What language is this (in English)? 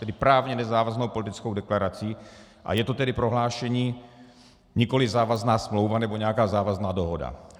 Czech